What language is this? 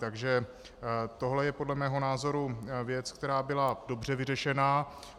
Czech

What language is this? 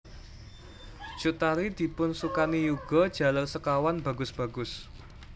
Javanese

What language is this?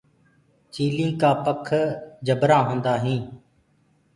Gurgula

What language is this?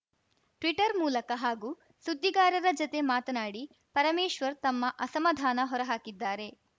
Kannada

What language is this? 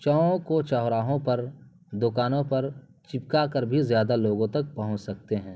Urdu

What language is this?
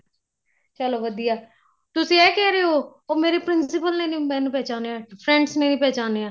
Punjabi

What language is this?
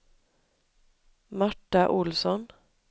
Swedish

